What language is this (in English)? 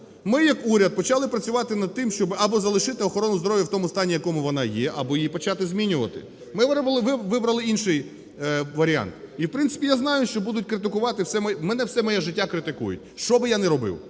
Ukrainian